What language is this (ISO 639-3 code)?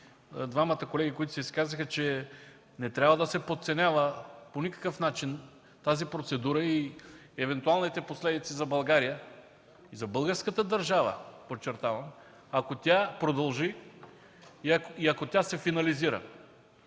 bul